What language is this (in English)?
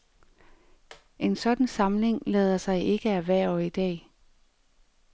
Danish